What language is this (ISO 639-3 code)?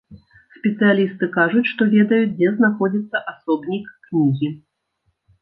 bel